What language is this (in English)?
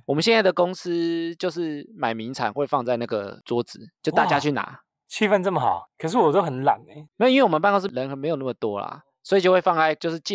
Chinese